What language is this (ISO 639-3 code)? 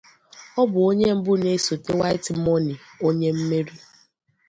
ibo